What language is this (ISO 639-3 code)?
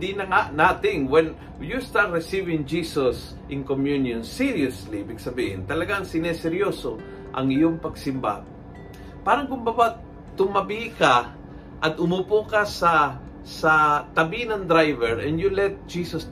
fil